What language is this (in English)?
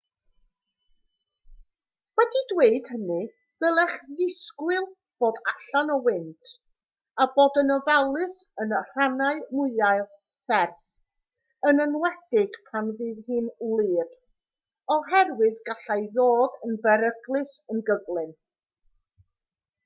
Welsh